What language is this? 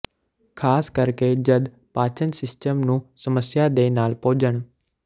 Punjabi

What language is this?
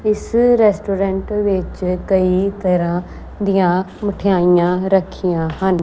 Punjabi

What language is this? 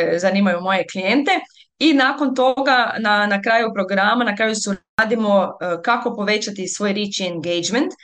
Croatian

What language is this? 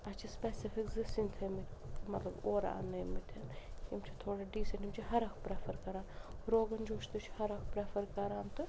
Kashmiri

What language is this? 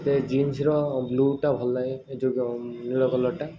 Odia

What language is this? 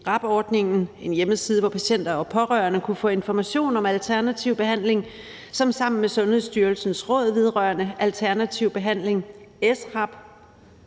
Danish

